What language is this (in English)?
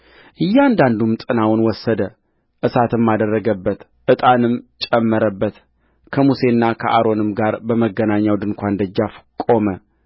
Amharic